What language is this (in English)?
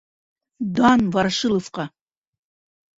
Bashkir